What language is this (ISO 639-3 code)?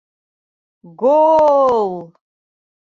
bak